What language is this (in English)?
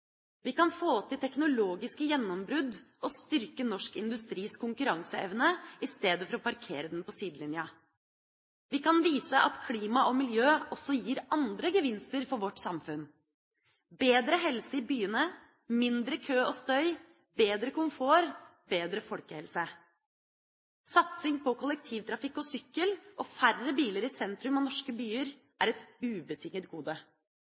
Norwegian Bokmål